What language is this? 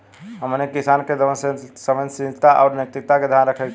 Bhojpuri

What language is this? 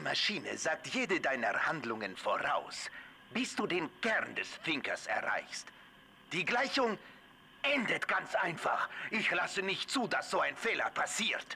German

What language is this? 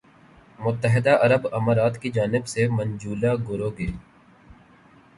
Urdu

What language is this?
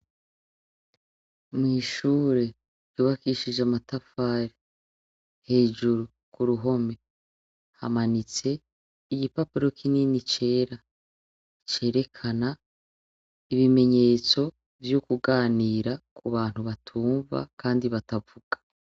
Rundi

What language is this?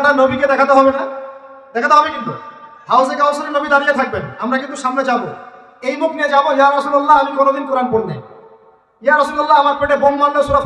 Arabic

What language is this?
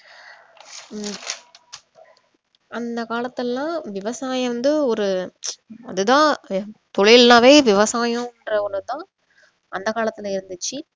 Tamil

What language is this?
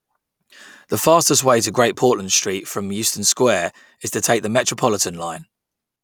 English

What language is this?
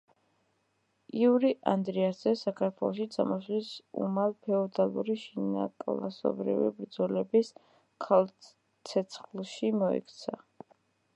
Georgian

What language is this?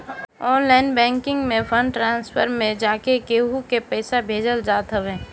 Bhojpuri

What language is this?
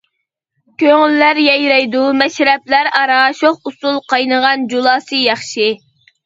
Uyghur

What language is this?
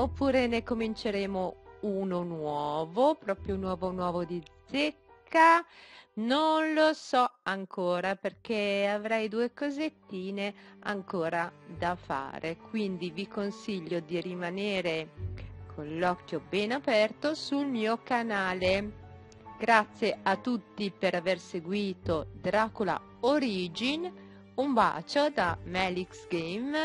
Italian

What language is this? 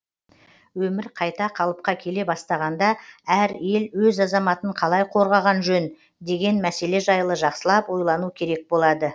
Kazakh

